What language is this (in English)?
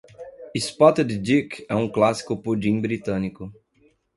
Portuguese